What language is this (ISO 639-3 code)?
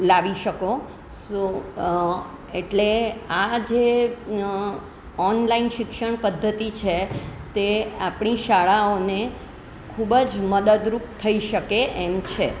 guj